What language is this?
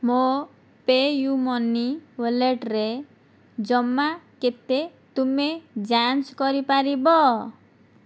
Odia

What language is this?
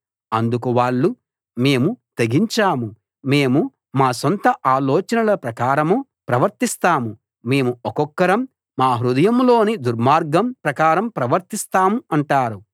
Telugu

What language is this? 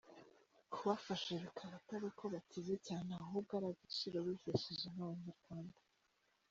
Kinyarwanda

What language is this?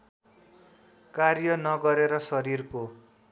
Nepali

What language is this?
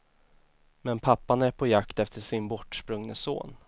Swedish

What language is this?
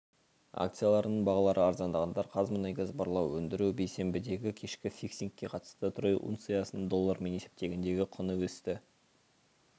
Kazakh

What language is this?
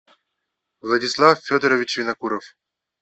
Russian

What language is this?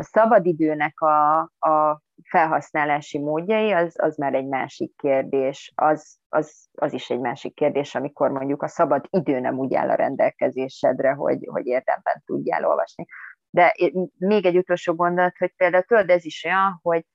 Hungarian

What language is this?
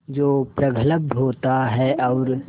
Hindi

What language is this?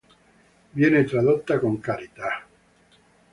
Italian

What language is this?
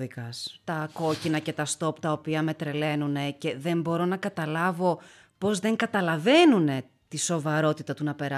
Greek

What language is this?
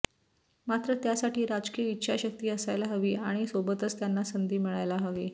Marathi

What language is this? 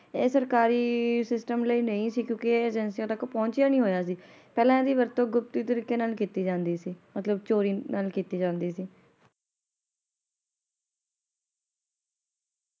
Punjabi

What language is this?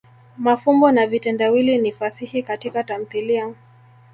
Swahili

